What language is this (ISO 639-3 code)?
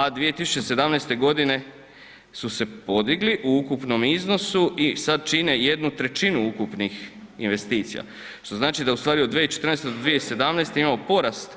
hrv